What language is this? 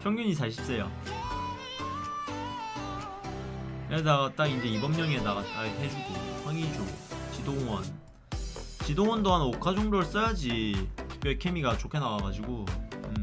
Korean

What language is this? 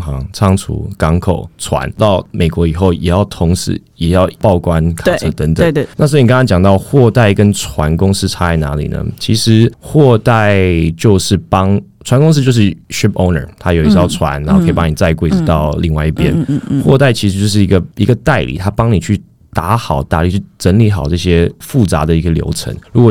Chinese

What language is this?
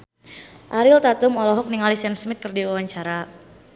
Sundanese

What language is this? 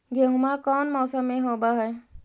Magahi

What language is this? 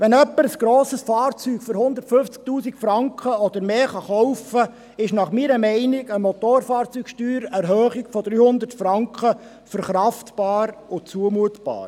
Swiss German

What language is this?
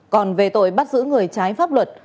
Vietnamese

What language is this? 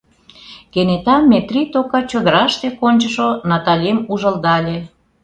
Mari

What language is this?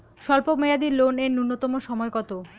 Bangla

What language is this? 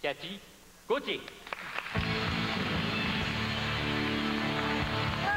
French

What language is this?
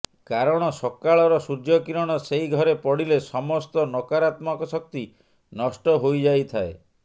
Odia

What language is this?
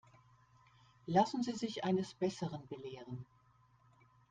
German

